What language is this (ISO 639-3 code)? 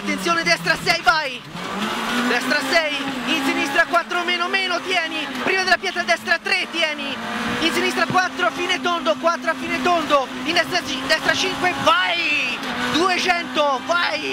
ita